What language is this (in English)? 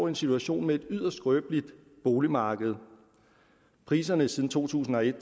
Danish